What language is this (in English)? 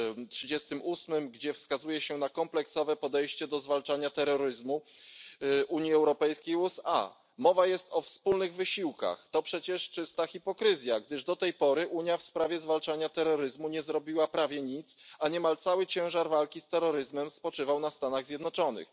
Polish